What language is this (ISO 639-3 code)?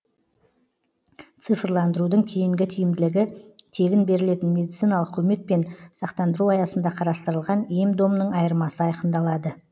kaz